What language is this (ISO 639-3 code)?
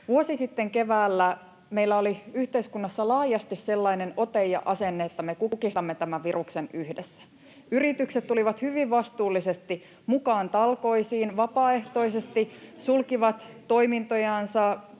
fin